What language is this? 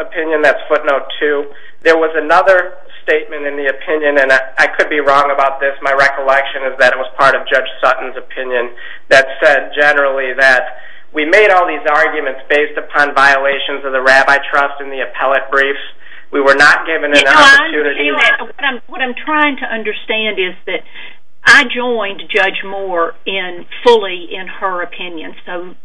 English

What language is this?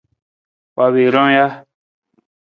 Nawdm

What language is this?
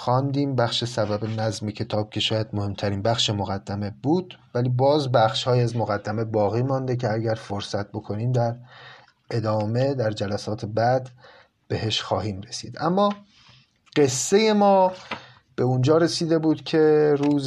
Persian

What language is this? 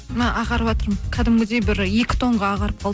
Kazakh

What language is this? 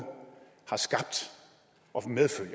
Danish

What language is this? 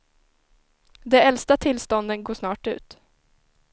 Swedish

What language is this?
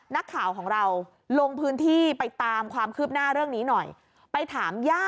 Thai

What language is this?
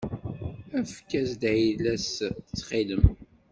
Kabyle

